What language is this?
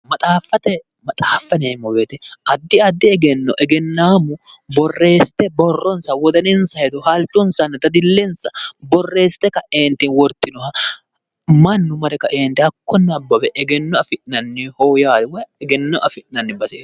Sidamo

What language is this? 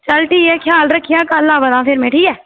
Dogri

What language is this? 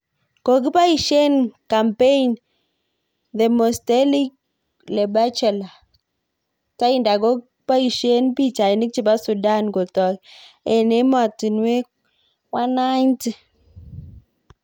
Kalenjin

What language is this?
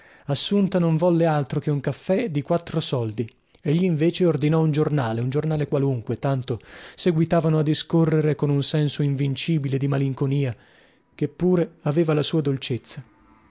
Italian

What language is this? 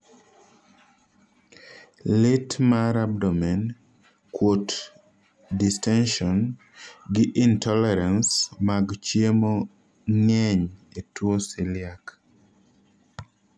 Luo (Kenya and Tanzania)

